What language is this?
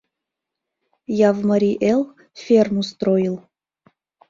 Mari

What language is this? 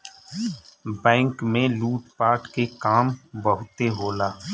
Bhojpuri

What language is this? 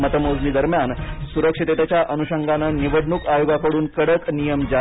Marathi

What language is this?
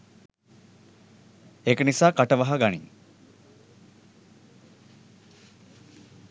Sinhala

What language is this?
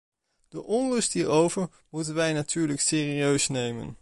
Dutch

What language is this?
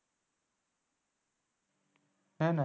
Gujarati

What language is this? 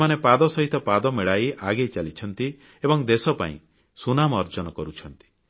Odia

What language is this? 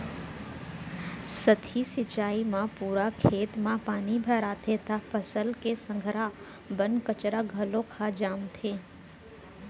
Chhattisgarhi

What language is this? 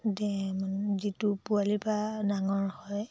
Assamese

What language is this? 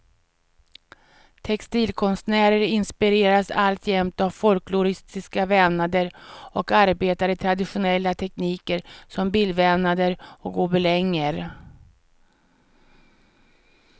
Swedish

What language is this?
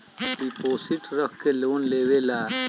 Bhojpuri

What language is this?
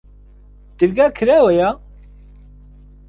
Central Kurdish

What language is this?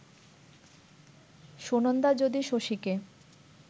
Bangla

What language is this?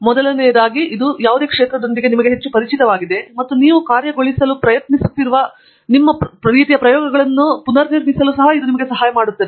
Kannada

